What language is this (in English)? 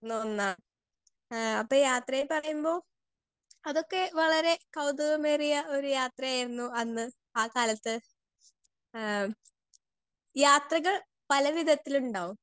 Malayalam